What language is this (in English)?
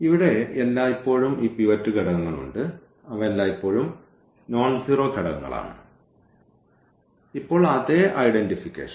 Malayalam